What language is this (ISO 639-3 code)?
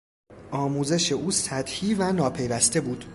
fas